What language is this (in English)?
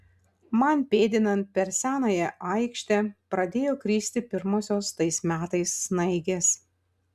Lithuanian